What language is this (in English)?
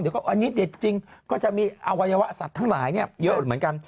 Thai